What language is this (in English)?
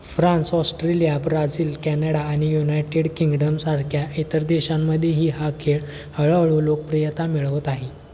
Marathi